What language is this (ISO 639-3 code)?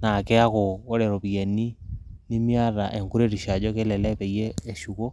mas